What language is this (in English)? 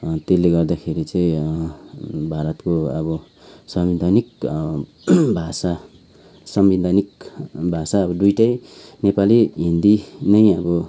Nepali